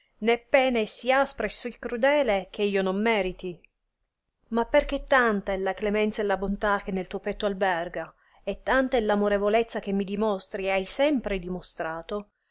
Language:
Italian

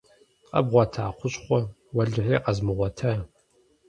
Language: Kabardian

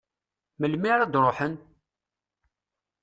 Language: Kabyle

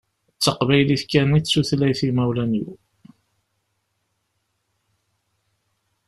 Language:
Kabyle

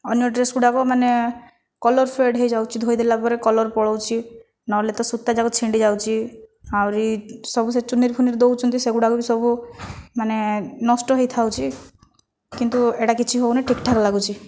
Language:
Odia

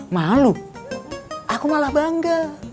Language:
Indonesian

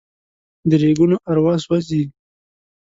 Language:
Pashto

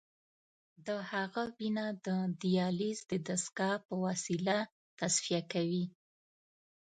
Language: Pashto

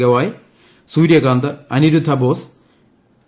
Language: Malayalam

